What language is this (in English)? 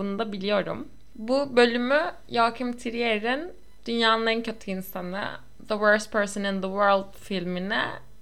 Turkish